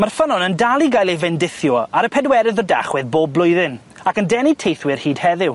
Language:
Welsh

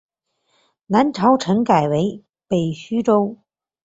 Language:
Chinese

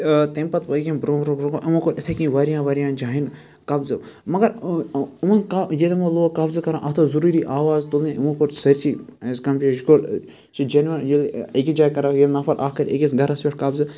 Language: Kashmiri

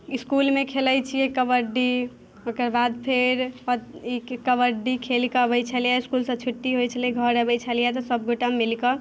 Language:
Maithili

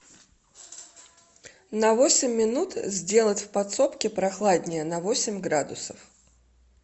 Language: Russian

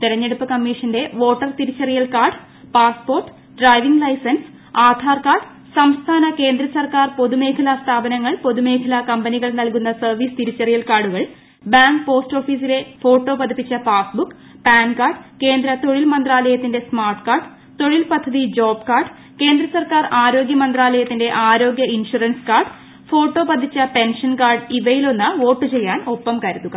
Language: Malayalam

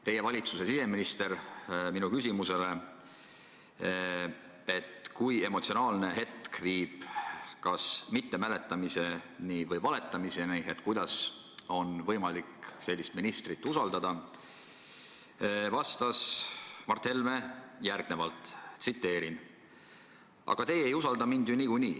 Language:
Estonian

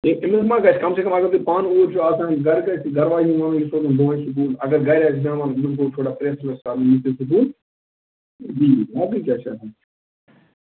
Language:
Kashmiri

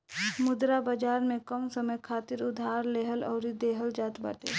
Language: Bhojpuri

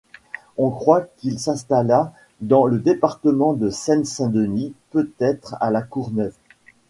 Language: French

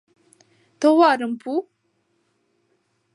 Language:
Mari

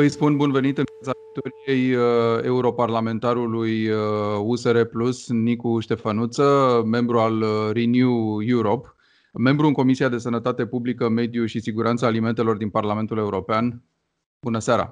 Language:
Romanian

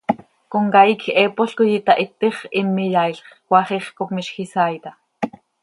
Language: Seri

